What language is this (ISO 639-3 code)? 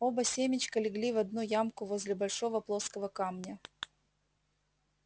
rus